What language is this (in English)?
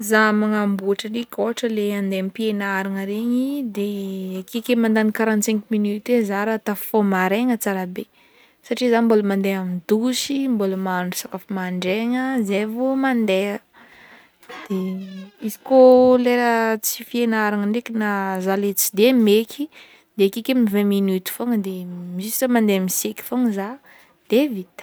Northern Betsimisaraka Malagasy